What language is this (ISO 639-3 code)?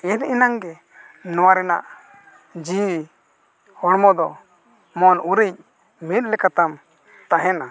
sat